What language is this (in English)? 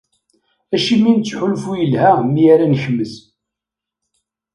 Kabyle